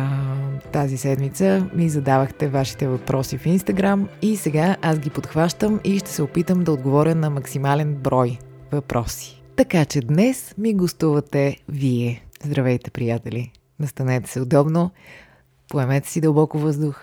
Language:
Bulgarian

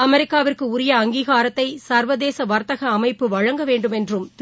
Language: Tamil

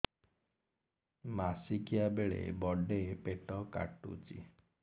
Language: Odia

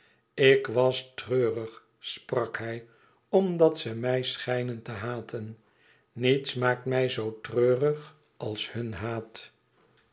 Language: Dutch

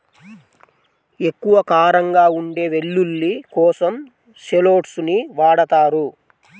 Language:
Telugu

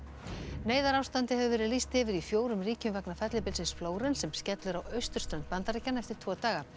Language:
Icelandic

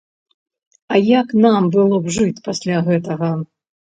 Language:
Belarusian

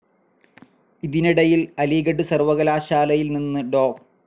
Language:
Malayalam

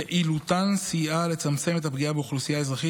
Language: Hebrew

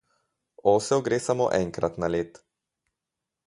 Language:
Slovenian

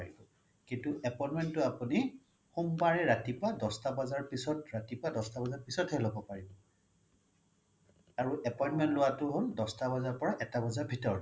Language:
Assamese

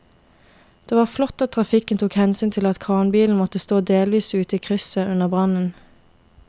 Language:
Norwegian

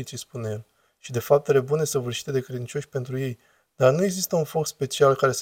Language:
Romanian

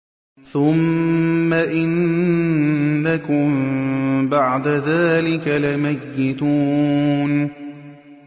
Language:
Arabic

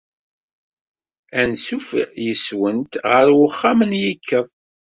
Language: Kabyle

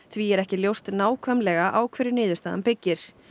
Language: Icelandic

